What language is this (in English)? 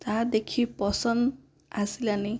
Odia